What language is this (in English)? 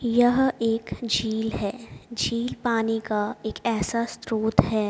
Hindi